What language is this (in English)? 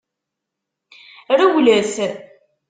Kabyle